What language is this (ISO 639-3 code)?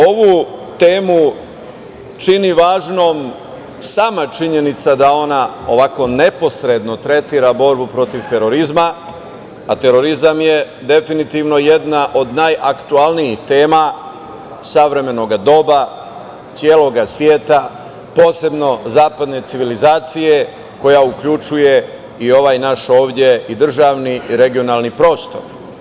srp